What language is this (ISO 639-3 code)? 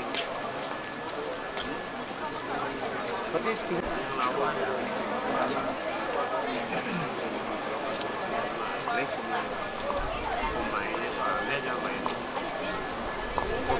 ind